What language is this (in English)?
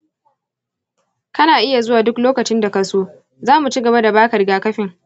Hausa